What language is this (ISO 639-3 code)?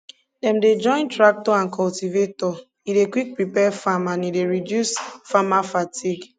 pcm